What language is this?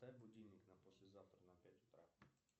Russian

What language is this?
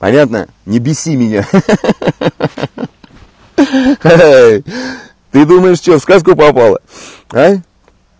Russian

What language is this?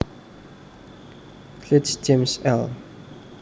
Javanese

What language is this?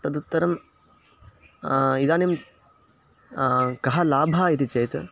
Sanskrit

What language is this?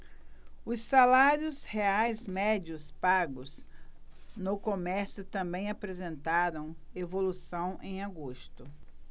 Portuguese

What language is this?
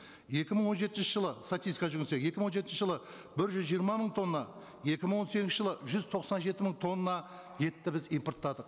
Kazakh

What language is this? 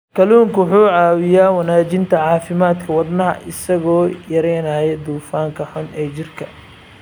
Somali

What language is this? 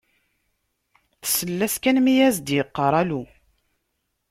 Kabyle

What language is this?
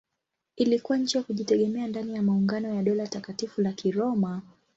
Swahili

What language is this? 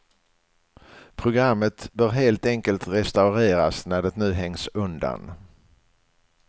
Swedish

